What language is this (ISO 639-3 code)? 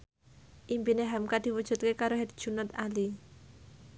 jav